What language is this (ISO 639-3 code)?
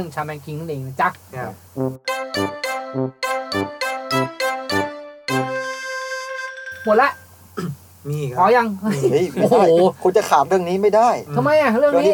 tha